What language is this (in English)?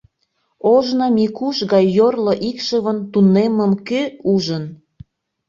Mari